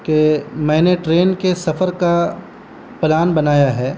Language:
Urdu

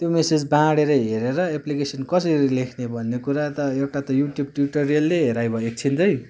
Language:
Nepali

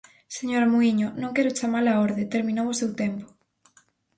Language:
Galician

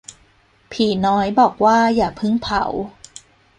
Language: Thai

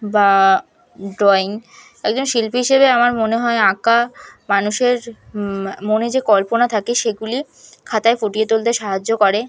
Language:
Bangla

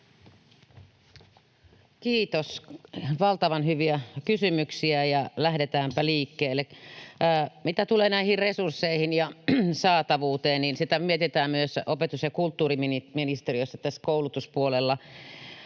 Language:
Finnish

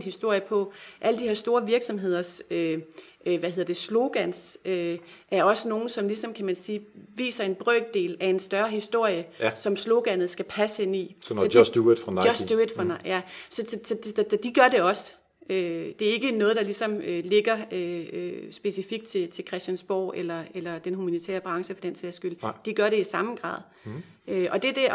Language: Danish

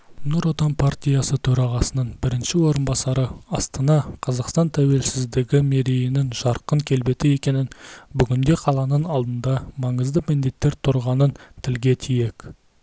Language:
Kazakh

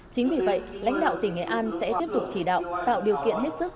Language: Vietnamese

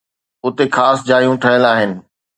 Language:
Sindhi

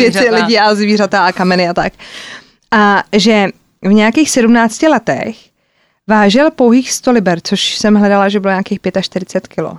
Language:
Czech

